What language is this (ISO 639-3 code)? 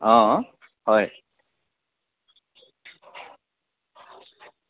asm